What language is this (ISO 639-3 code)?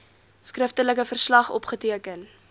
afr